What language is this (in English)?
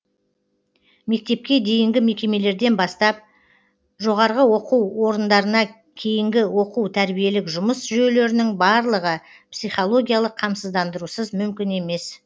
Kazakh